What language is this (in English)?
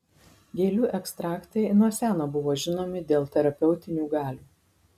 Lithuanian